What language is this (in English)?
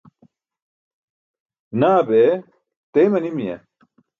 Burushaski